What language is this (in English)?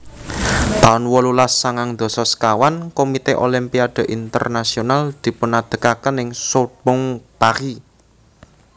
Javanese